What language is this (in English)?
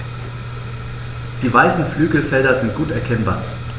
German